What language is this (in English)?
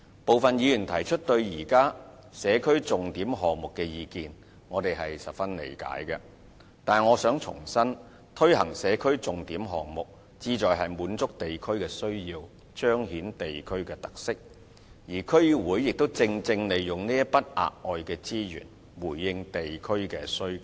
Cantonese